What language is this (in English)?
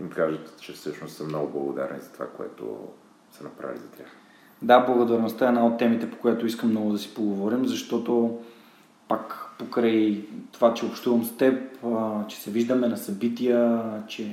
Bulgarian